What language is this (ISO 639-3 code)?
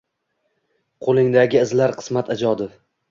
uzb